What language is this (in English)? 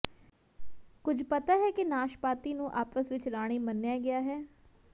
Punjabi